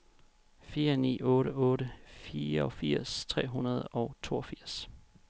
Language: Danish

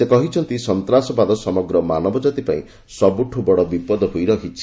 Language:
Odia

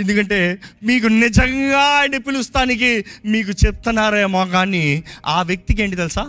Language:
Telugu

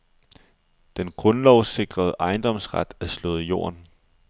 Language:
Danish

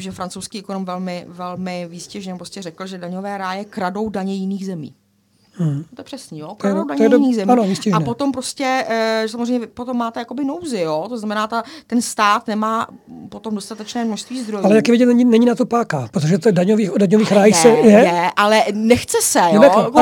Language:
Czech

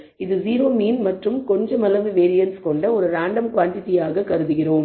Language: Tamil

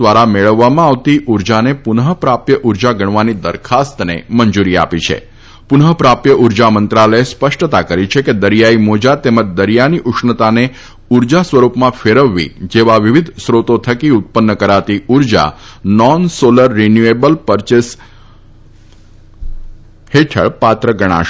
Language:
Gujarati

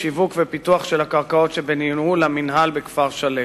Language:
Hebrew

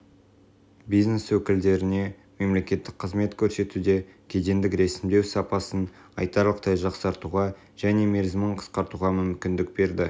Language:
Kazakh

